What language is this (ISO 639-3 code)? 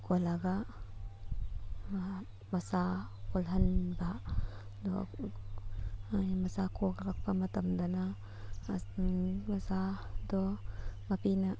mni